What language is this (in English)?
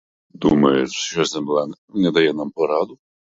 Ukrainian